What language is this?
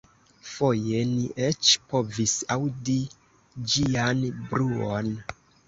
Esperanto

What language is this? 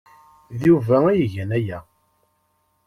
Kabyle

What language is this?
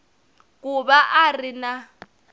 Tsonga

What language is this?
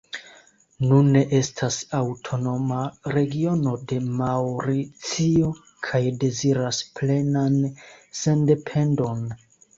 Esperanto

